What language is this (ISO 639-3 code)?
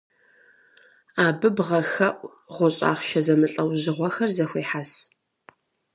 kbd